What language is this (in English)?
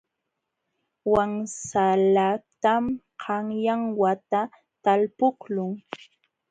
Jauja Wanca Quechua